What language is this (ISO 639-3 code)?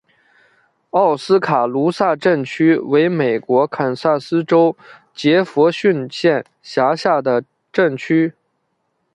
zho